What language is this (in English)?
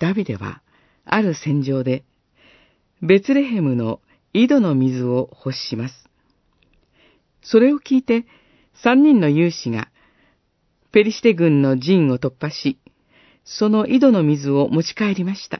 Japanese